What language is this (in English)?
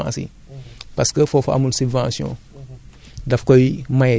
Wolof